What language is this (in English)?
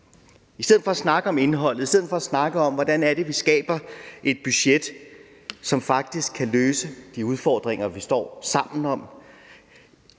Danish